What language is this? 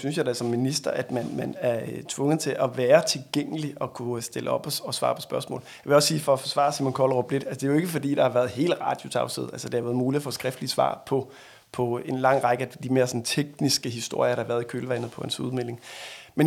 Danish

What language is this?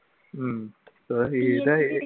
Malayalam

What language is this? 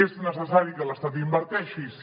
Catalan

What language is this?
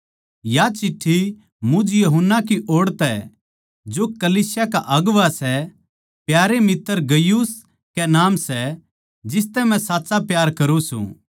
Haryanvi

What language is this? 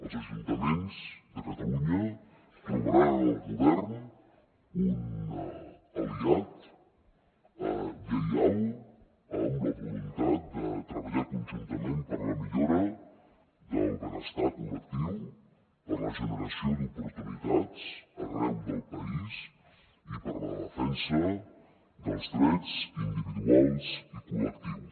Catalan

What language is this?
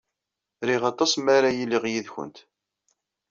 Kabyle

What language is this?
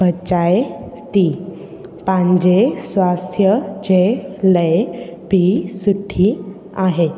Sindhi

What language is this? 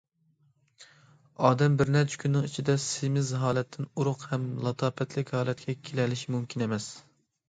Uyghur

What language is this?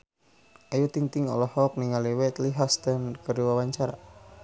Sundanese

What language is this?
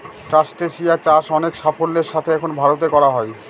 Bangla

